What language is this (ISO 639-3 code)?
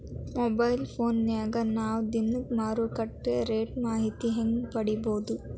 kan